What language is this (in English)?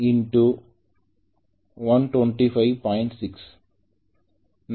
Tamil